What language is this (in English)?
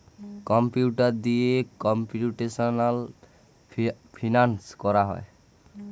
Bangla